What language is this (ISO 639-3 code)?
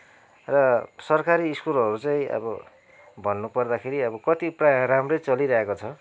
nep